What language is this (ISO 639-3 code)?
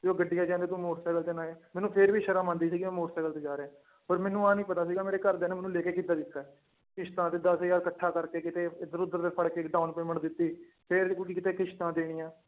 pan